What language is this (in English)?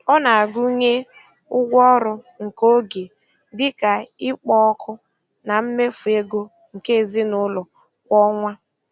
Igbo